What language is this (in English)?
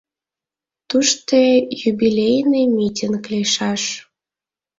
Mari